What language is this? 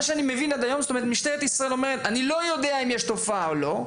Hebrew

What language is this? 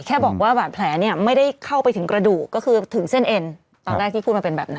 Thai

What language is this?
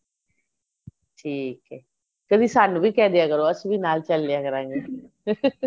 Punjabi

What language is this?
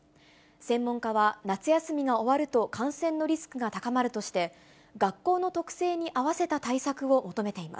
Japanese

